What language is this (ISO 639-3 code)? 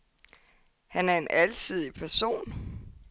dan